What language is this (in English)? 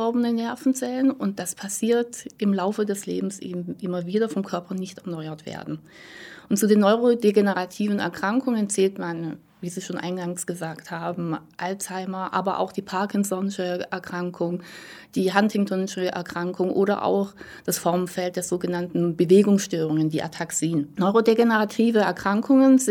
German